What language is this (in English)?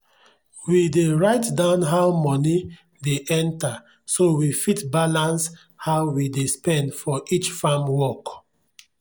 Nigerian Pidgin